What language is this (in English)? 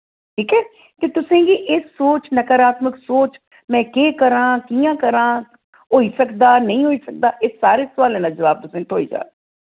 Dogri